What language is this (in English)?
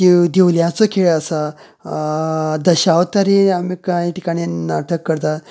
Konkani